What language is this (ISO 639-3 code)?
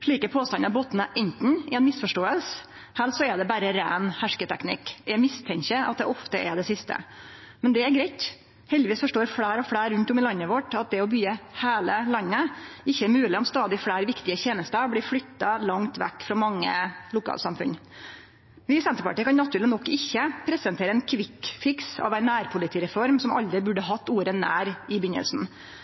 nno